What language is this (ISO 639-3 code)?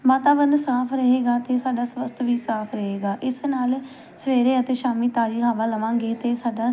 pan